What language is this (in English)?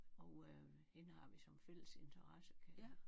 Danish